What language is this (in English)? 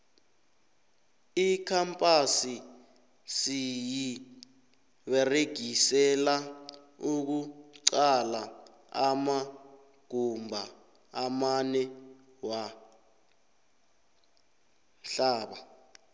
South Ndebele